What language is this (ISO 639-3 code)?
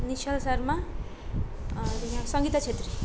nep